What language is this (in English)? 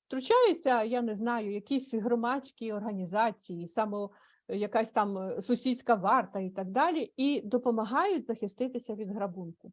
Ukrainian